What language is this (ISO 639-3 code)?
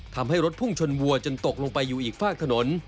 tha